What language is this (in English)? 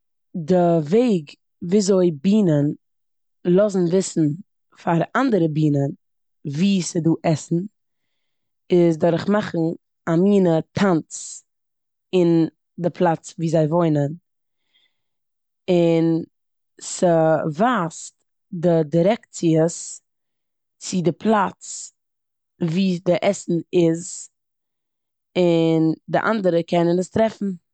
Yiddish